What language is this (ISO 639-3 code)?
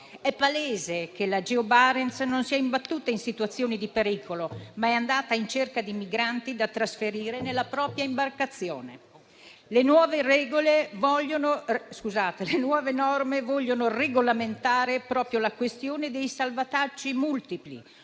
ita